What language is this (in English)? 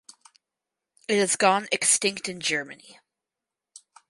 English